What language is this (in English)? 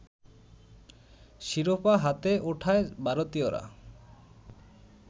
Bangla